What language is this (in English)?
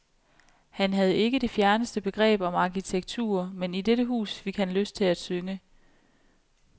Danish